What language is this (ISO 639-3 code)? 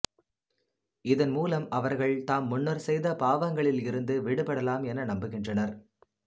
tam